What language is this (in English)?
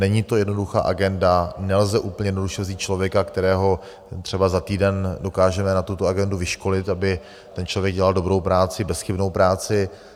Czech